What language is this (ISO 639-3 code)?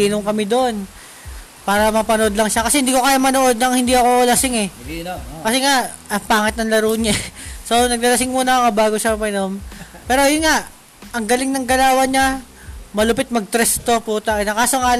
fil